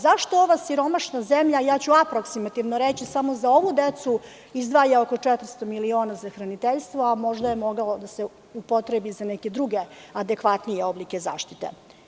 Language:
Serbian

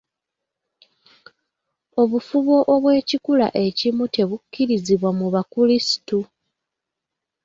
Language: Ganda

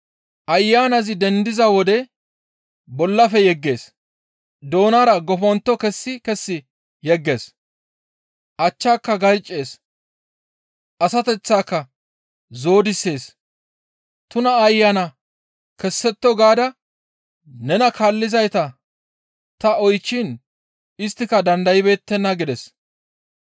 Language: Gamo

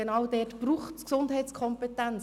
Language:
Swiss German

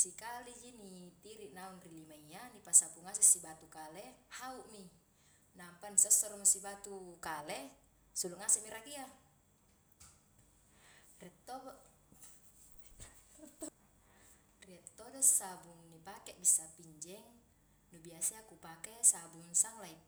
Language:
Highland Konjo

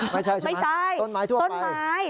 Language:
Thai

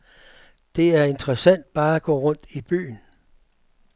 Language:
Danish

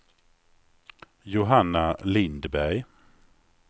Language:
Swedish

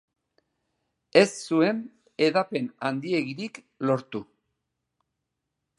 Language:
Basque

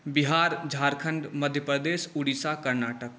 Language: Maithili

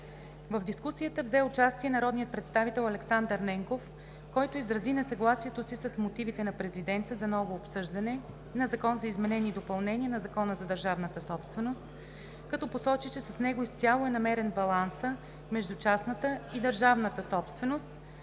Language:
Bulgarian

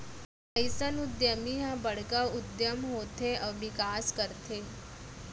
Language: Chhattisgarhi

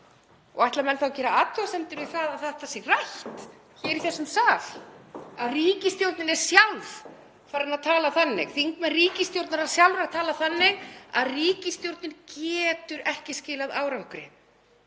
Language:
Icelandic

